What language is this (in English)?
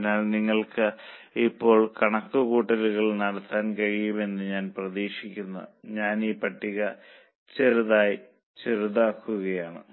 Malayalam